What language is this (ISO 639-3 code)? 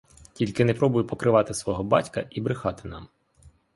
ukr